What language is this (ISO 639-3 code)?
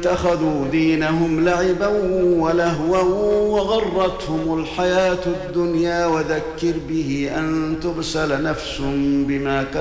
ara